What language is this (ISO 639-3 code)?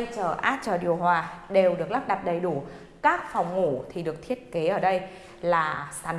vie